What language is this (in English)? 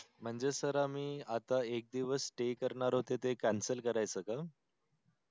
Marathi